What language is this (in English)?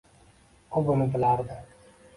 Uzbek